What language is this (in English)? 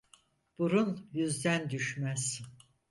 Turkish